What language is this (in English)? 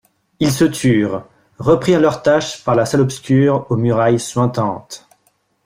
French